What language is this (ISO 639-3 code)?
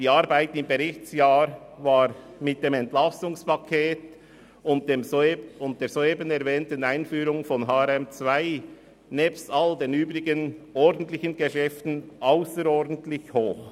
gsw